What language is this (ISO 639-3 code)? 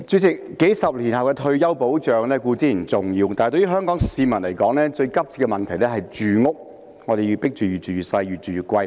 yue